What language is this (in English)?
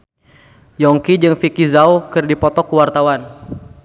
Sundanese